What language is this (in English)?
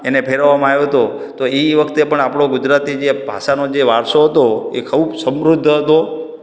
Gujarati